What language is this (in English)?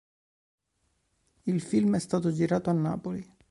Italian